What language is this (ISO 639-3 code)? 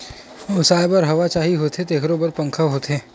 hne